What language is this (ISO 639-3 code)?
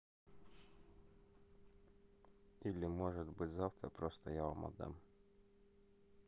rus